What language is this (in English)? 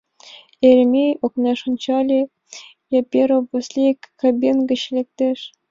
Mari